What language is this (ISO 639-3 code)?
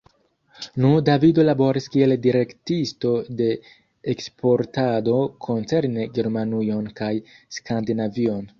epo